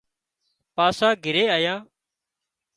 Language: Wadiyara Koli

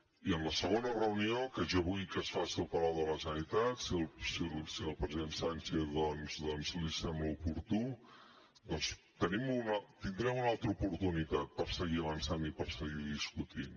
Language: Catalan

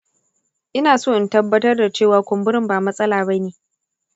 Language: Hausa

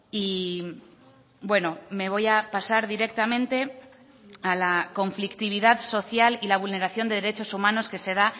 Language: Spanish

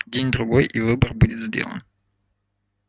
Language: Russian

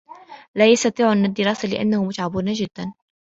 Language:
Arabic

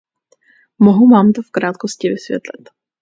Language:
Czech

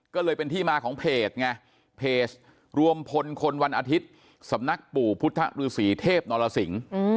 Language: Thai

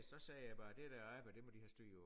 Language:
Danish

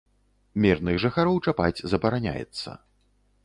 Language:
Belarusian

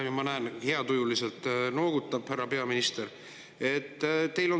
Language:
Estonian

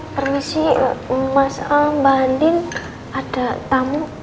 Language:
Indonesian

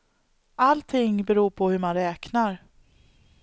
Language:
Swedish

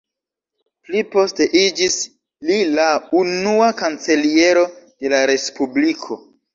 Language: Esperanto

